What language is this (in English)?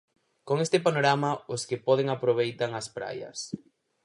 Galician